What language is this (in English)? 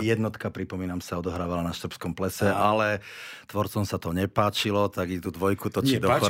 Slovak